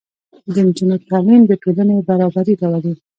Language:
Pashto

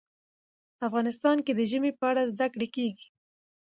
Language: Pashto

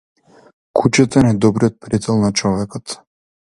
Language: Macedonian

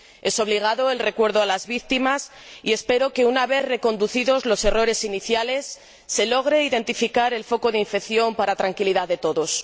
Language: Spanish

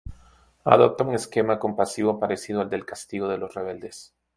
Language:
Spanish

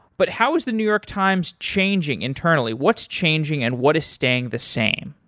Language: English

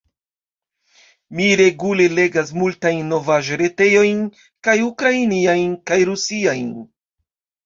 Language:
Esperanto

